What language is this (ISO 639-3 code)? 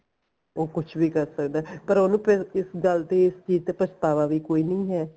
pan